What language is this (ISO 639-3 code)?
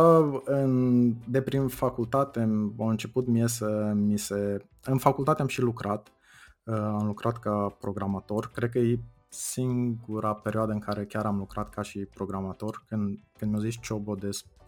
ron